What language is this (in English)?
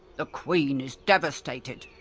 English